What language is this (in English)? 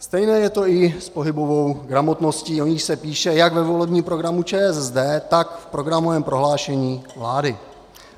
Czech